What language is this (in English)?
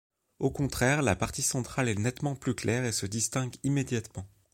French